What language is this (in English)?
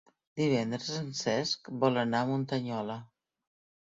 Catalan